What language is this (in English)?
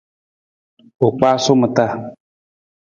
Nawdm